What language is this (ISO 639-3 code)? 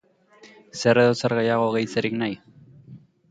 eus